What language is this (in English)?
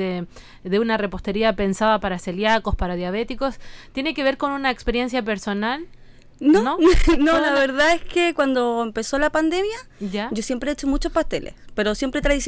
Spanish